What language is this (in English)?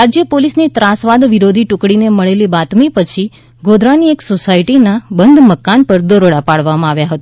Gujarati